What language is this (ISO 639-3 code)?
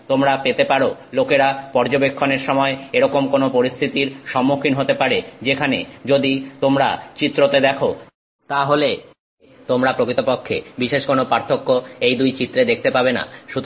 ben